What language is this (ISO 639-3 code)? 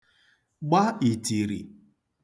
ibo